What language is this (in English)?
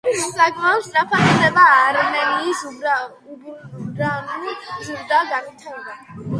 Georgian